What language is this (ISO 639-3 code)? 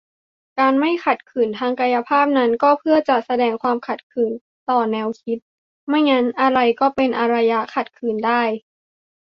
tha